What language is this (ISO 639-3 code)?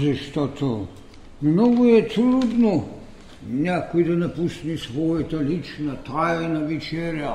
bul